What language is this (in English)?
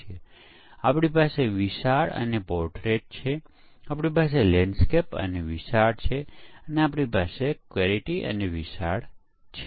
Gujarati